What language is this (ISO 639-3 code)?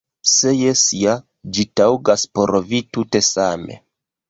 epo